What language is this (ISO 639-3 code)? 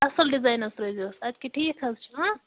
kas